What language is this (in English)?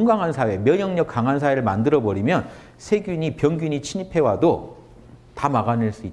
Korean